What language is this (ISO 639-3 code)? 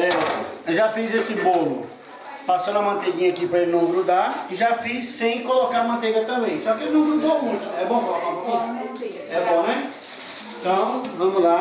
por